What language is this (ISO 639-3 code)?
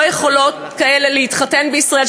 heb